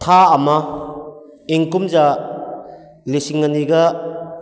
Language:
Manipuri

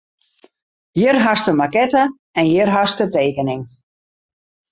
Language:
Western Frisian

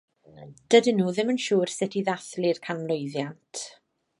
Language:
Welsh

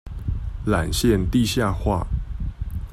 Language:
Chinese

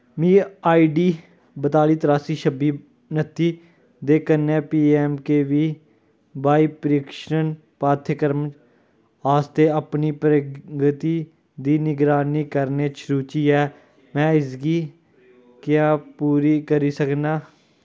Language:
Dogri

